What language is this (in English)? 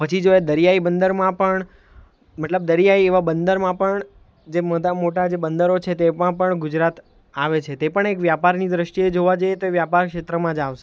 Gujarati